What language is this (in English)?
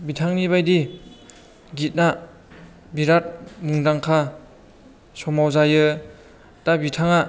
Bodo